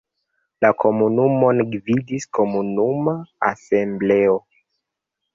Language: Esperanto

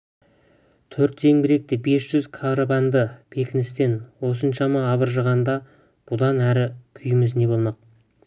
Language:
Kazakh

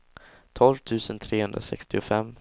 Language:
Swedish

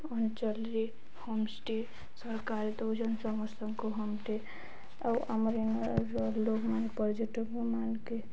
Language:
Odia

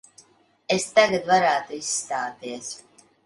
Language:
Latvian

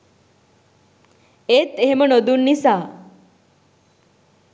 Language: Sinhala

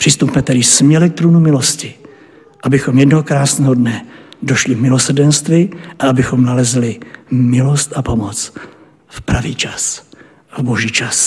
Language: Czech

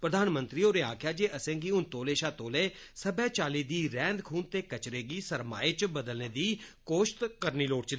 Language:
Dogri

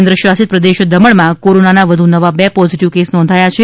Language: Gujarati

